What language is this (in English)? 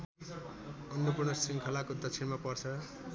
Nepali